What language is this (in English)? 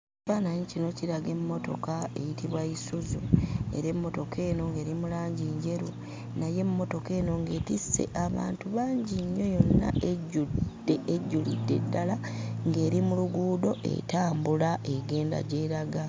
Ganda